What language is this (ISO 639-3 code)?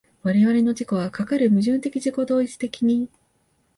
jpn